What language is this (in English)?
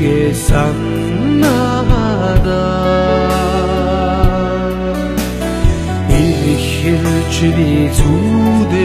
Turkish